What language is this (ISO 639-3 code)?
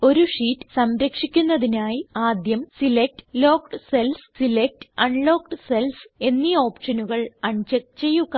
mal